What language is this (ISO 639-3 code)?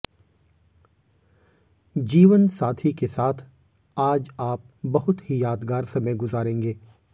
hin